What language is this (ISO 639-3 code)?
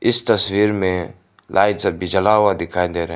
hin